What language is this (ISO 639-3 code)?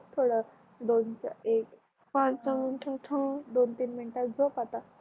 mar